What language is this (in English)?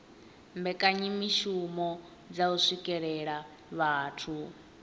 Venda